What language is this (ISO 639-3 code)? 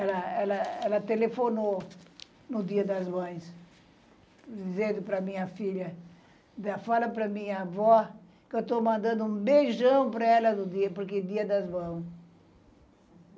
por